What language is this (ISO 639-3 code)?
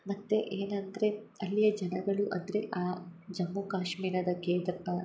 kan